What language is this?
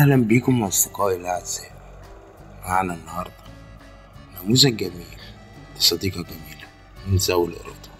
Arabic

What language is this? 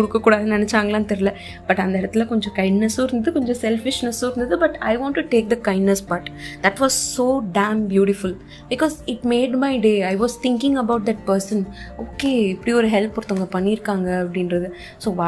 Tamil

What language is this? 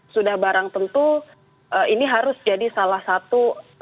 Indonesian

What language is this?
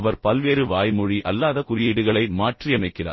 Tamil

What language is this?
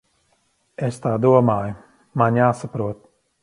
Latvian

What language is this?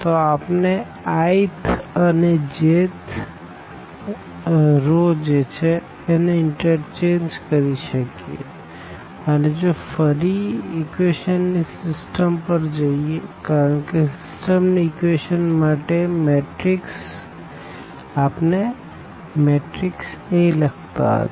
Gujarati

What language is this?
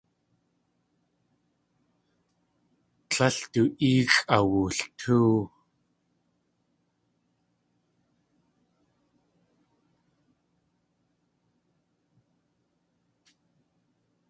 Tlingit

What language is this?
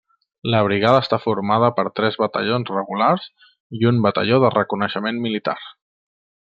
Catalan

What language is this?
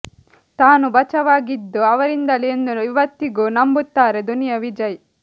Kannada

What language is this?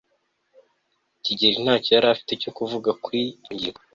Kinyarwanda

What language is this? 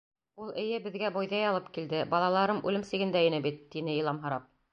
Bashkir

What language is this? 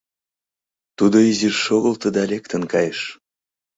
Mari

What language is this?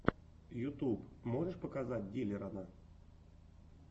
Russian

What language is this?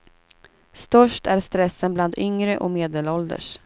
Swedish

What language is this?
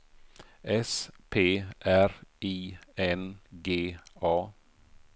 Swedish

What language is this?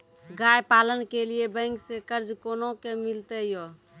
Maithili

